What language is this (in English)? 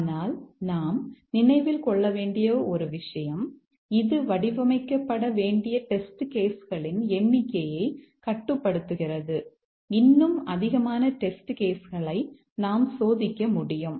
Tamil